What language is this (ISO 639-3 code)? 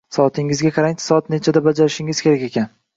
uzb